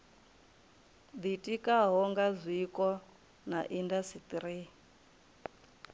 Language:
Venda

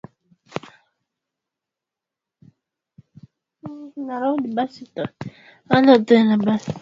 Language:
Swahili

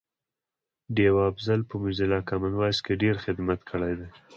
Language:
Pashto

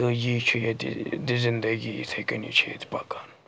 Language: Kashmiri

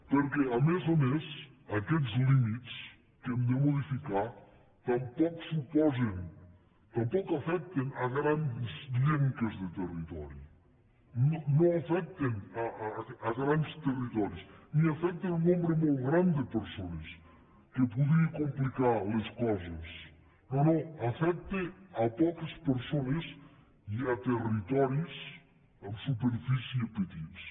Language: Catalan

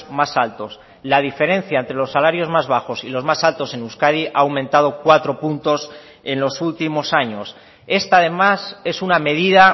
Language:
Spanish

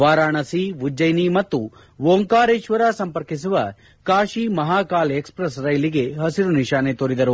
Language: Kannada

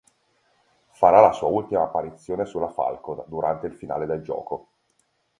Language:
Italian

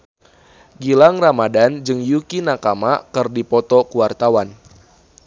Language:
Sundanese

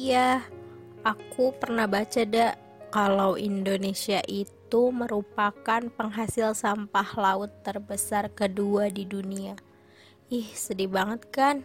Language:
Indonesian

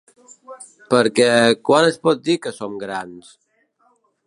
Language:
Catalan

